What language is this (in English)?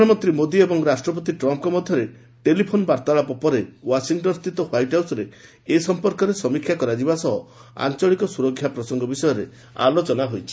Odia